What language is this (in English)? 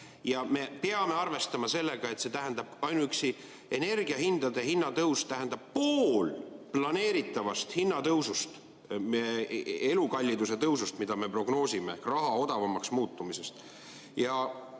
Estonian